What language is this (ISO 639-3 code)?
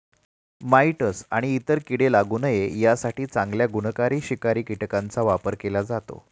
mar